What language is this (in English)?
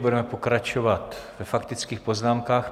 Czech